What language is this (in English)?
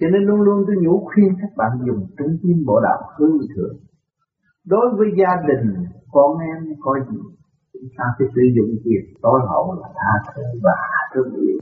Vietnamese